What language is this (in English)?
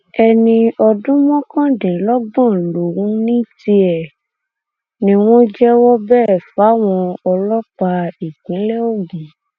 Yoruba